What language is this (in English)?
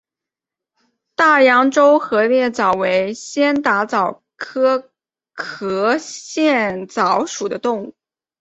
Chinese